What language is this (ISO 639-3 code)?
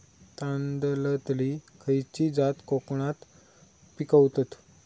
mar